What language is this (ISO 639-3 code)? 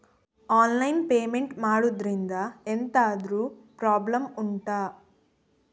kan